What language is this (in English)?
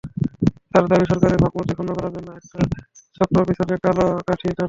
Bangla